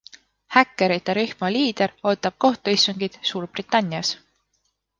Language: Estonian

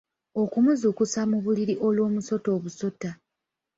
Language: Ganda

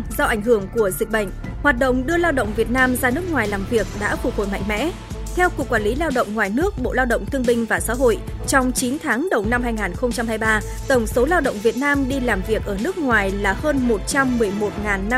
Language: Vietnamese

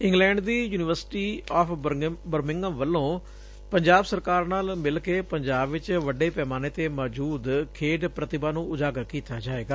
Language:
Punjabi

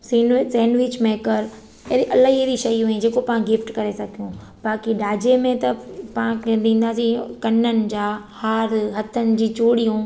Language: Sindhi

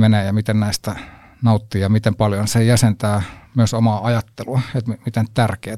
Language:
Finnish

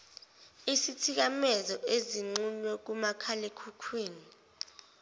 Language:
Zulu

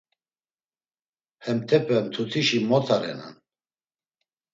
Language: Laz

